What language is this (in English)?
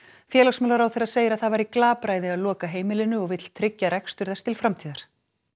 Icelandic